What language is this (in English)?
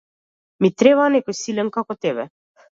Macedonian